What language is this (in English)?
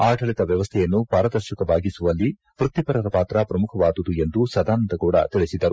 Kannada